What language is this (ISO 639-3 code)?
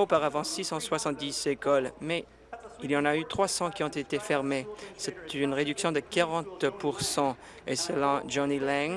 fra